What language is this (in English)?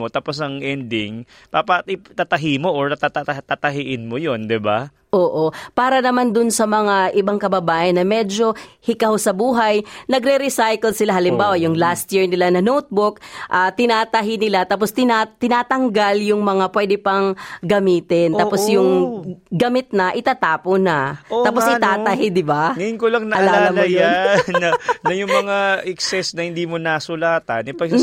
Filipino